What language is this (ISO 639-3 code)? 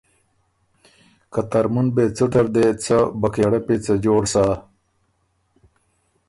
oru